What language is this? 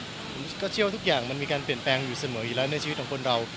Thai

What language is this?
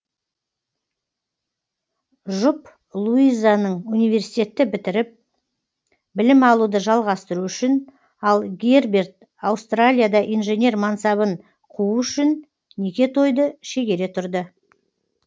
Kazakh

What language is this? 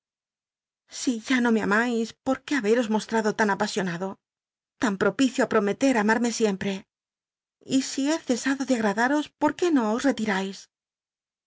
Spanish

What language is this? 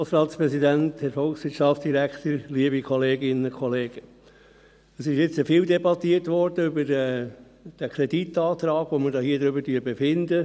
Swiss German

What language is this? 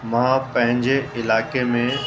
Sindhi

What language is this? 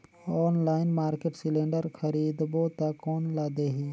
Chhattisgarhi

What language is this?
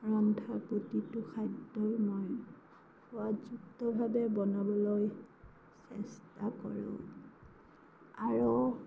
Assamese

